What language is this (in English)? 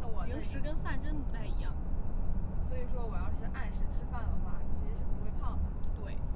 Chinese